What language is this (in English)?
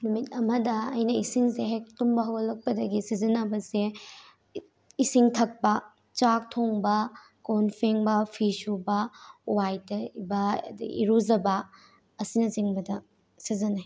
Manipuri